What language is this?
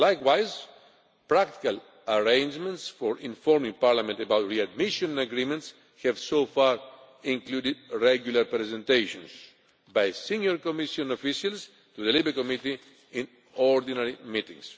English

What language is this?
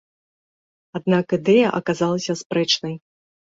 Belarusian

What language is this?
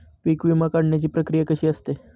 Marathi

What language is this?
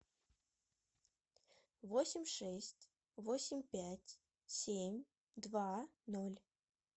Russian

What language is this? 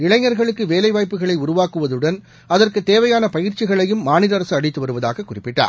Tamil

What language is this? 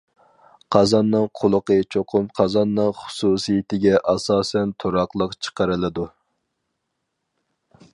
Uyghur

